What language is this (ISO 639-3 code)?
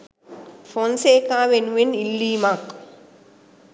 sin